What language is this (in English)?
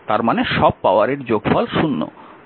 Bangla